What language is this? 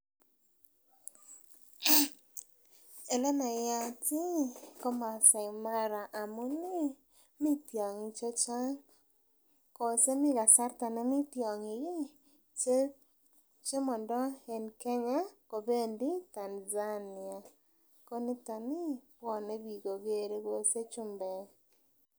Kalenjin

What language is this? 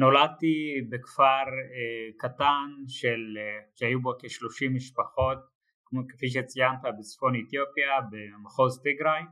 Hebrew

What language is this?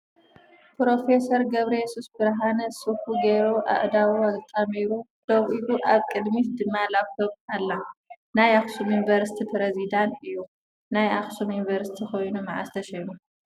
Tigrinya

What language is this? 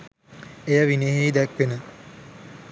Sinhala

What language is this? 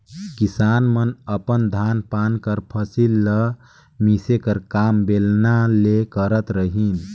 Chhattisgarhi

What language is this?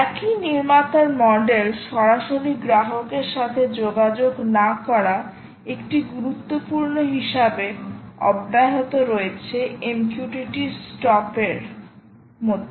Bangla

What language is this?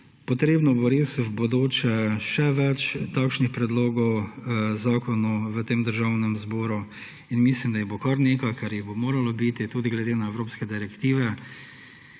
Slovenian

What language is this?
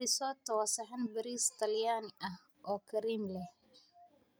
Somali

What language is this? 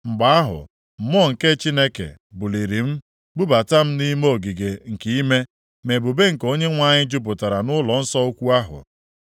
Igbo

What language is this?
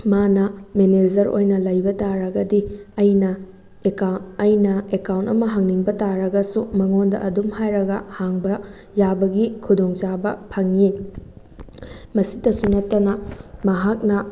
Manipuri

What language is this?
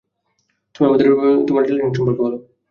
Bangla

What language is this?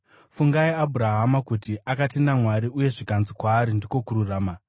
Shona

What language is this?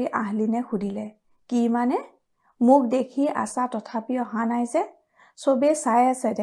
Assamese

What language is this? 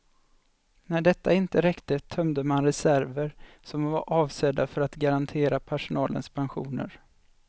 Swedish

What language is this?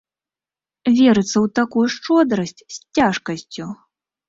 Belarusian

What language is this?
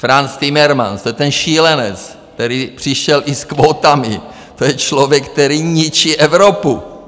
Czech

